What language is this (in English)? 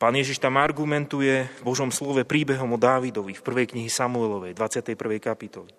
Slovak